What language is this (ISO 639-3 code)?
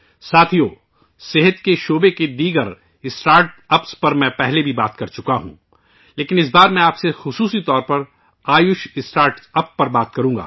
urd